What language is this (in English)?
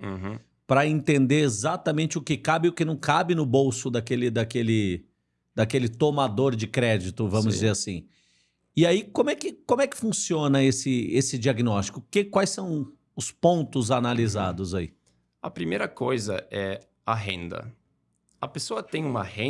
Portuguese